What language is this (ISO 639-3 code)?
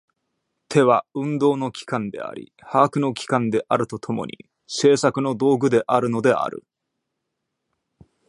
jpn